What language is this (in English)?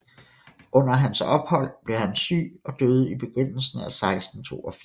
Danish